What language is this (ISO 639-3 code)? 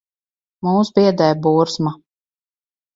lav